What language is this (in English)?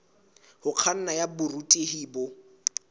Southern Sotho